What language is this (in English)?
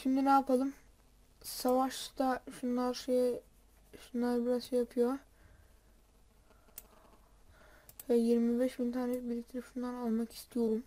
Turkish